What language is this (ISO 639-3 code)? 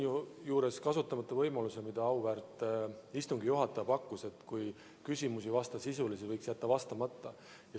est